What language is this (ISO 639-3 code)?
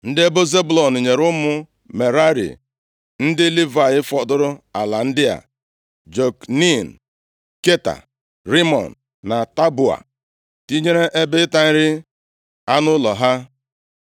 ibo